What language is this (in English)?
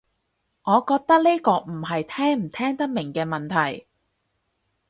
Cantonese